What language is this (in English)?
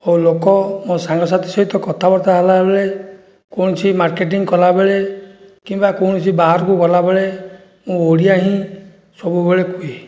Odia